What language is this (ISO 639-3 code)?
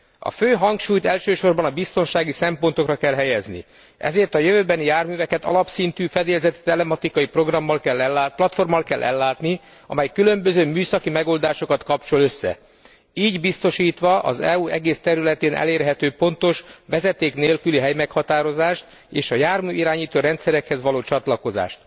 hun